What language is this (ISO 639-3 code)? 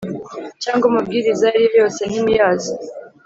kin